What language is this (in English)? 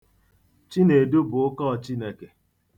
Igbo